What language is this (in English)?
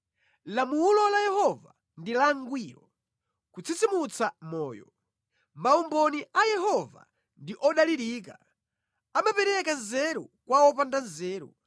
Nyanja